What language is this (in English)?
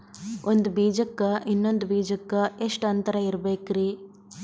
Kannada